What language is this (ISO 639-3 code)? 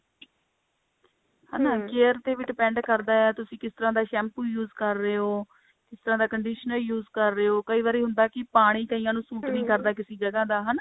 pan